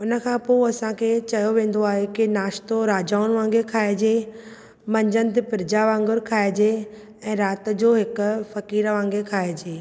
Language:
Sindhi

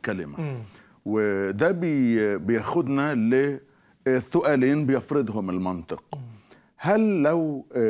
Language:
Arabic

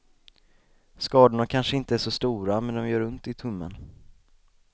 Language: Swedish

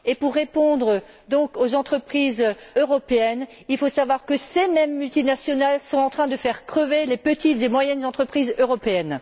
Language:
French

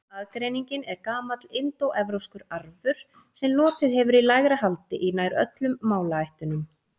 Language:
Icelandic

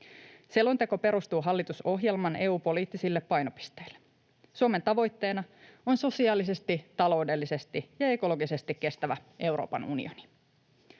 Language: Finnish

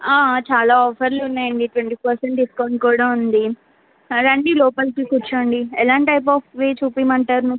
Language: Telugu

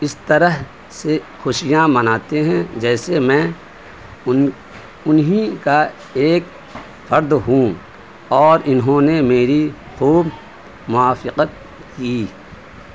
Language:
Urdu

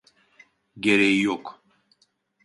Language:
Turkish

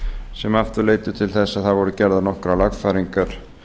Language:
Icelandic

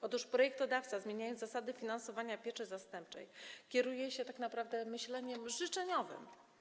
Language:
Polish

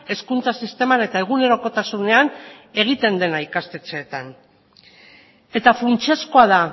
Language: Basque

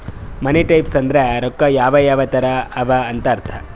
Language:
Kannada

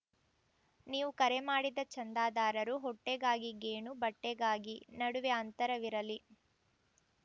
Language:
Kannada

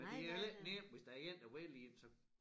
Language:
Danish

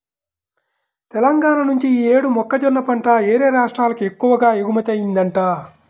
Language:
Telugu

